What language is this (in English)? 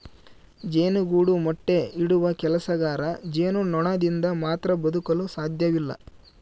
Kannada